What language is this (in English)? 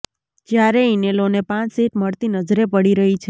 Gujarati